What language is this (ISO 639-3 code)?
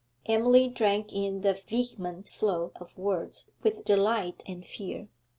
eng